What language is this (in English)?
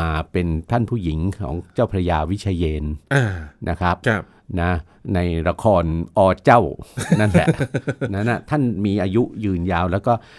Thai